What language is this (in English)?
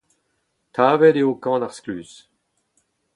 Breton